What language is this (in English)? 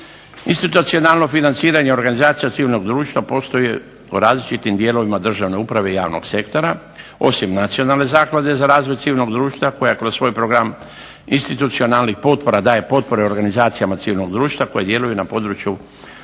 Croatian